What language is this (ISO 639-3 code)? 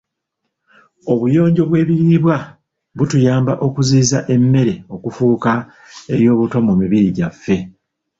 lug